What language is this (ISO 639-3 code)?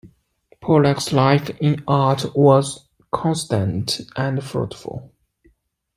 eng